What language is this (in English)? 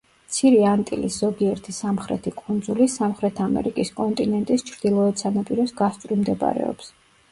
Georgian